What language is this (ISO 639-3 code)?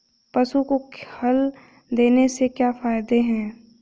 hin